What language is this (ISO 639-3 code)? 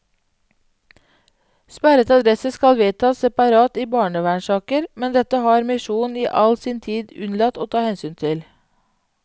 nor